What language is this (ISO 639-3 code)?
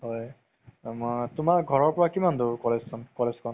asm